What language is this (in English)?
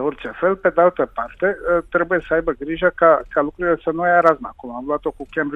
Romanian